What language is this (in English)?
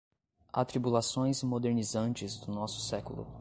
Portuguese